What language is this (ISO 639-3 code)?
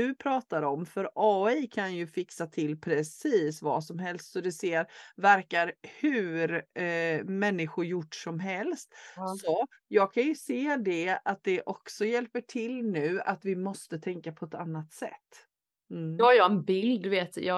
swe